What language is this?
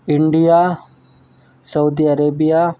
Urdu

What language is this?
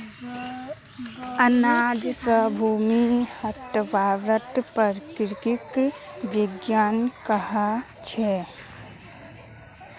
Magahi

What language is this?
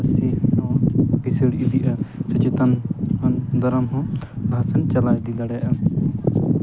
Santali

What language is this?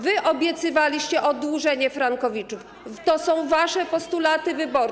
Polish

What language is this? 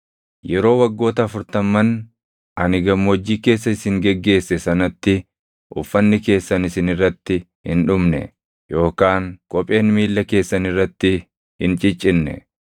Oromo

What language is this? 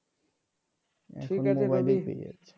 Bangla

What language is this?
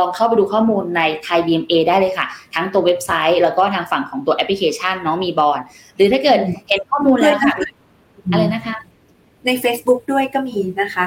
Thai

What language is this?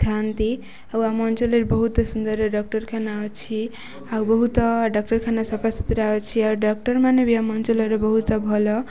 Odia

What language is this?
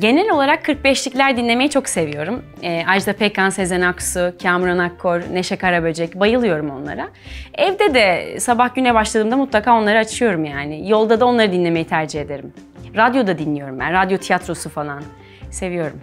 Turkish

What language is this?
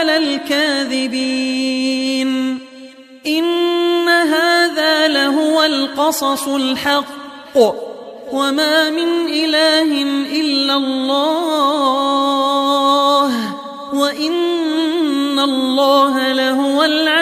Arabic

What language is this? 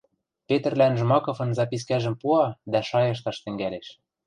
Western Mari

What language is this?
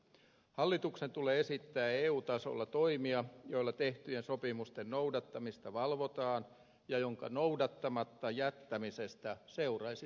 Finnish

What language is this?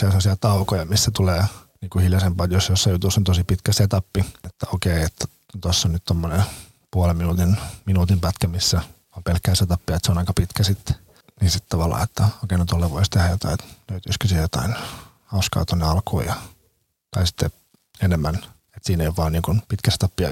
Finnish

